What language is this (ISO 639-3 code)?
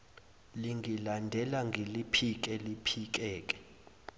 zul